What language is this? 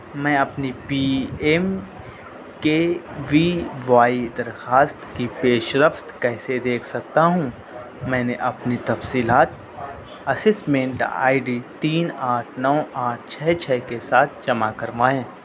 Urdu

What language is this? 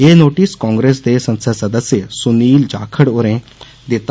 Dogri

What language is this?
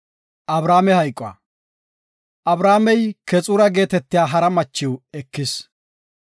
Gofa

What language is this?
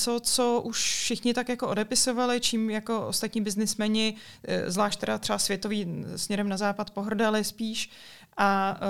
Czech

